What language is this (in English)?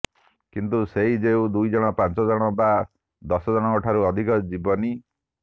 Odia